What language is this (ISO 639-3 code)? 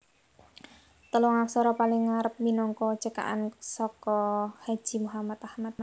jav